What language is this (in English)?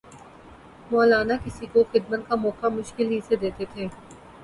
Urdu